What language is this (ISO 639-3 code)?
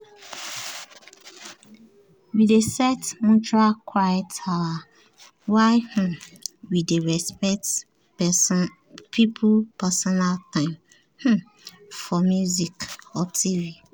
pcm